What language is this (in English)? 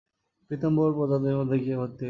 Bangla